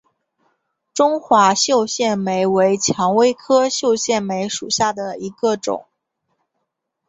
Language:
Chinese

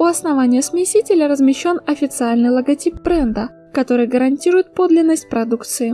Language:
Russian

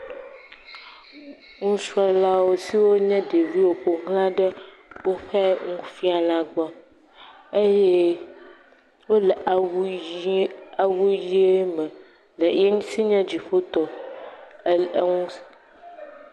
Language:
Ewe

